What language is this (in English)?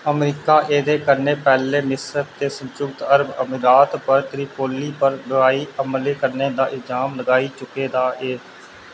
Dogri